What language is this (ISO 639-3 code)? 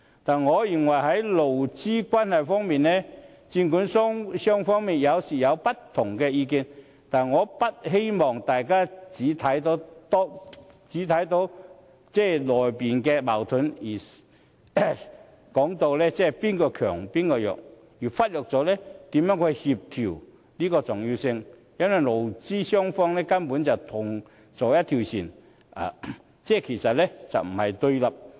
yue